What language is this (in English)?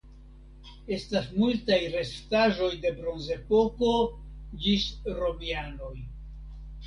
Esperanto